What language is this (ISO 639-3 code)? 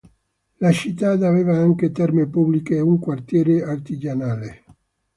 ita